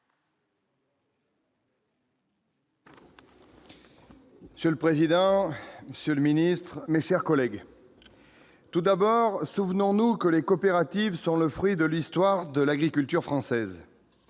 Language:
French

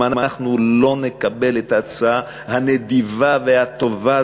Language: Hebrew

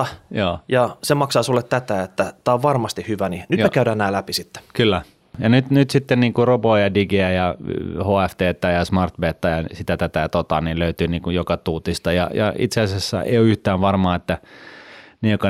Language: Finnish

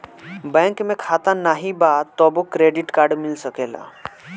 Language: Bhojpuri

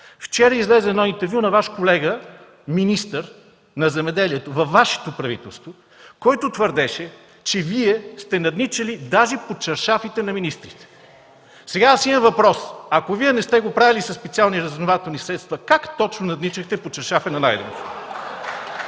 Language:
Bulgarian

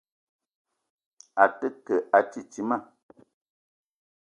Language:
Eton (Cameroon)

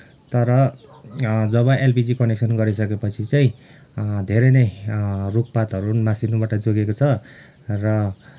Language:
Nepali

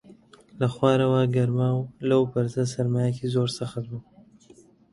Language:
Central Kurdish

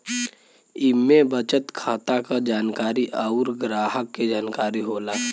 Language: Bhojpuri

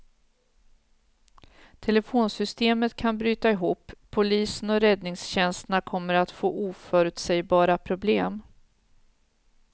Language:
Swedish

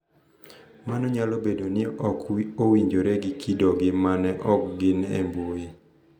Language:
Luo (Kenya and Tanzania)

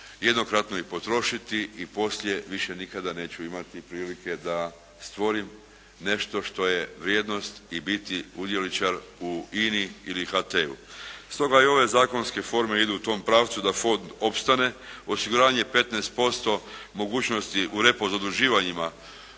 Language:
Croatian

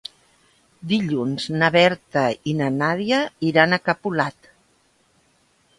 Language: Catalan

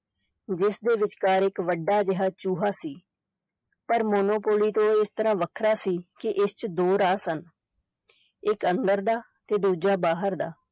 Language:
Punjabi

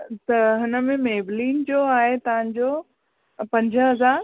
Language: Sindhi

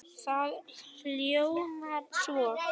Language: Icelandic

